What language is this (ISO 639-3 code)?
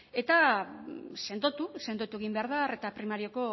eus